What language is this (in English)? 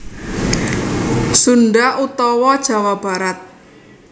Javanese